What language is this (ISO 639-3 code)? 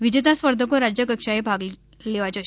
guj